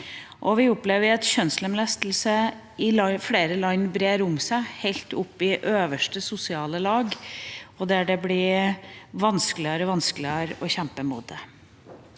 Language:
Norwegian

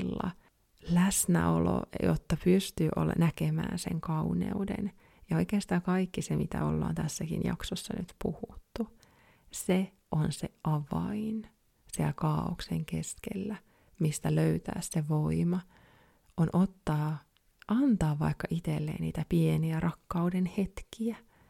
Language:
Finnish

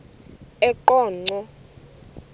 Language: Xhosa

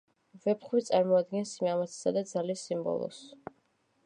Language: Georgian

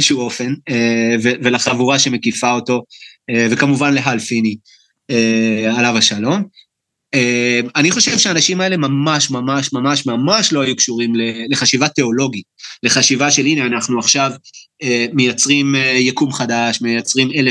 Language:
Hebrew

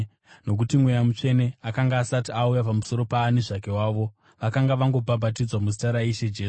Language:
Shona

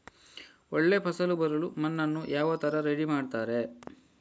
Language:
Kannada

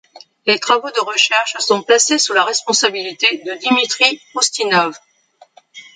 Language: French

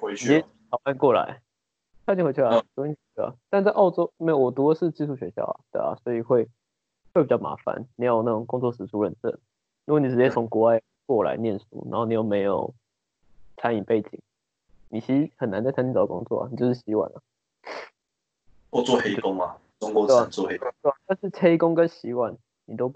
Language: Chinese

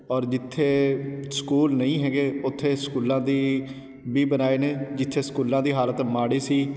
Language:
Punjabi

